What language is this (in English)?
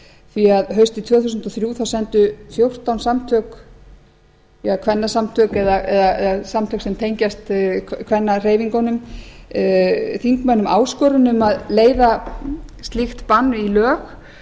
Icelandic